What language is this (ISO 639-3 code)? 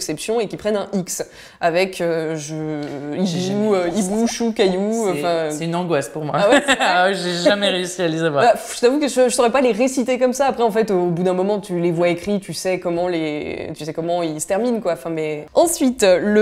fra